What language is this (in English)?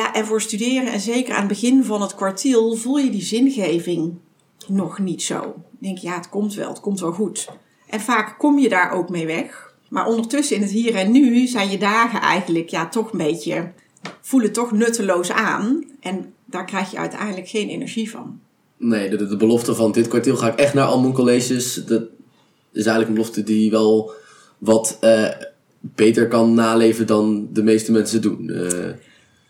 Dutch